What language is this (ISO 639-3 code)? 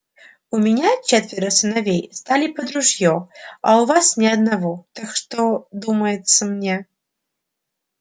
rus